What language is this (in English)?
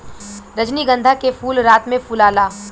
Bhojpuri